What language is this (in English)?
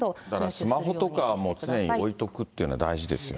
Japanese